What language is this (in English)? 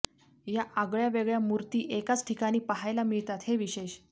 Marathi